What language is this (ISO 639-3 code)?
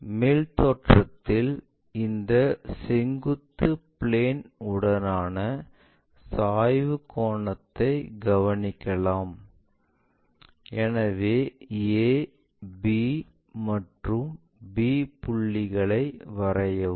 tam